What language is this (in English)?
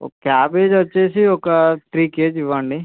Telugu